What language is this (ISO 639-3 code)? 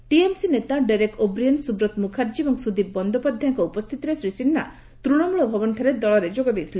ori